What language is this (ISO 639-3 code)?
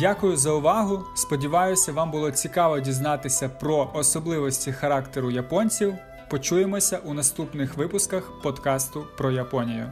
ukr